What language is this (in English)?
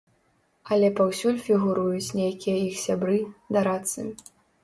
Belarusian